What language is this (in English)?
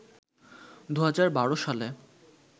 Bangla